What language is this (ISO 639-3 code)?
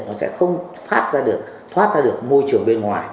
vie